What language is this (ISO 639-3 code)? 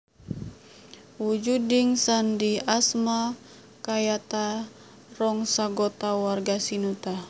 jav